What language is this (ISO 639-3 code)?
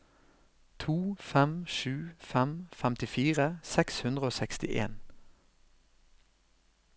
nor